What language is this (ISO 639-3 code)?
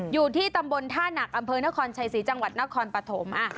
tha